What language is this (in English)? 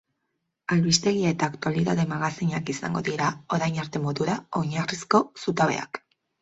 Basque